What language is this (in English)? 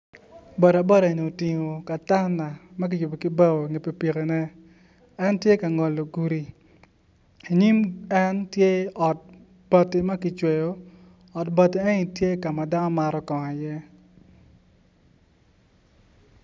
Acoli